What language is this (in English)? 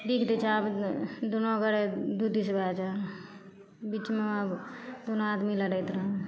Maithili